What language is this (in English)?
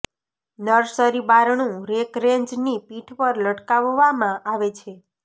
Gujarati